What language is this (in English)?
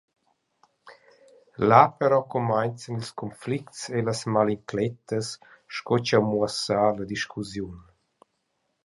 Romansh